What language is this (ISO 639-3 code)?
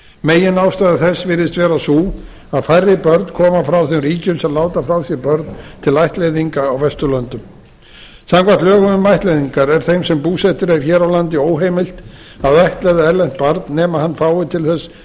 isl